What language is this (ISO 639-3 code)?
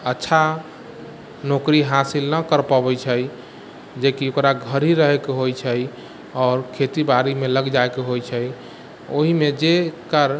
mai